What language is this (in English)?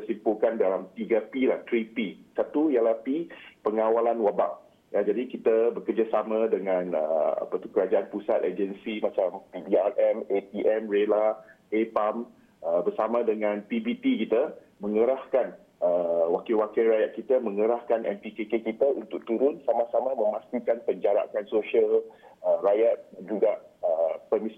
Malay